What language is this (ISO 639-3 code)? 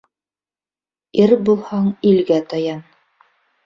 bak